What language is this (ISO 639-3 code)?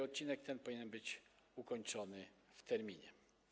pol